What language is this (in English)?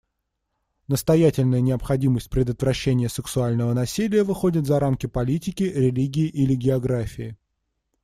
Russian